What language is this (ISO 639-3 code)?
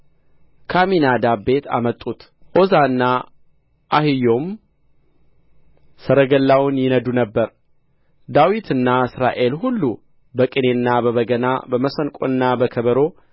amh